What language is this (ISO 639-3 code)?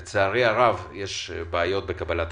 heb